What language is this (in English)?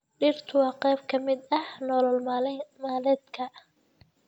Somali